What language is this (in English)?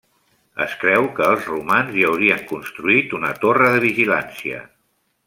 Catalan